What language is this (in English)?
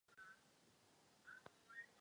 Czech